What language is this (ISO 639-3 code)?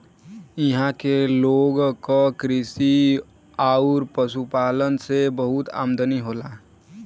bho